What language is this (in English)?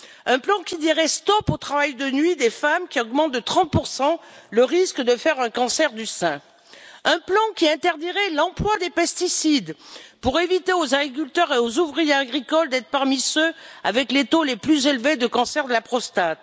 French